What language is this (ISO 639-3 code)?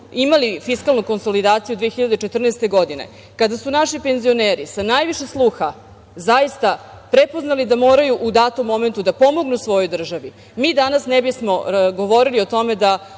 srp